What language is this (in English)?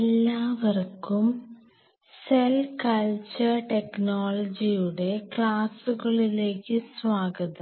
Malayalam